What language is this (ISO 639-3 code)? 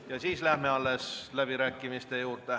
est